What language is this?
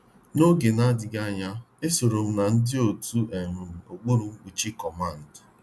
Igbo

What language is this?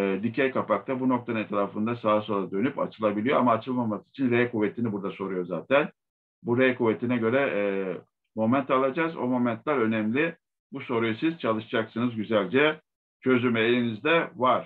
Turkish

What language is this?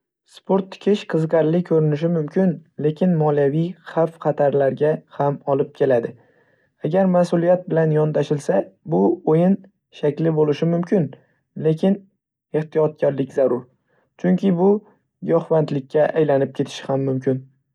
Uzbek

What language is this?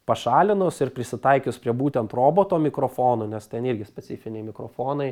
Lithuanian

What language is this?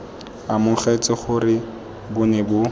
Tswana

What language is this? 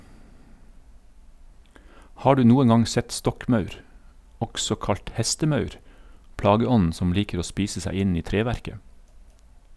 Norwegian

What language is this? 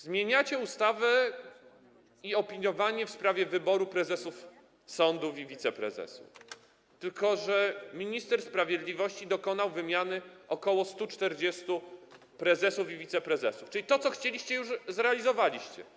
Polish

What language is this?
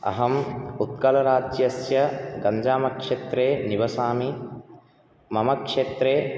Sanskrit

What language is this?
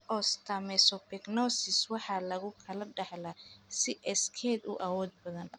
Somali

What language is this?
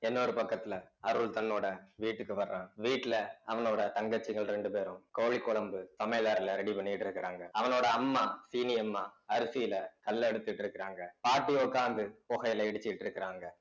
Tamil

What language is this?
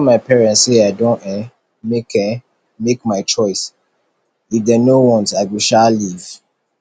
Nigerian Pidgin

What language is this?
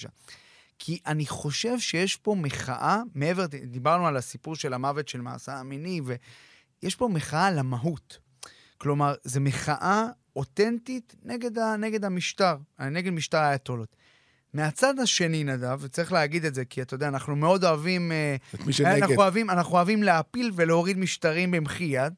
Hebrew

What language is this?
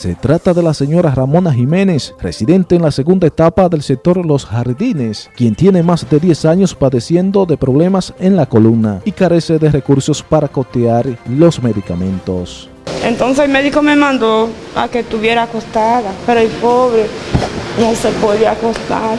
Spanish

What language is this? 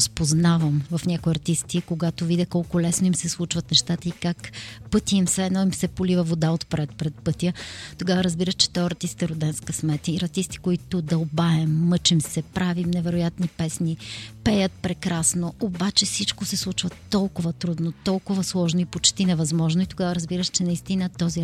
Bulgarian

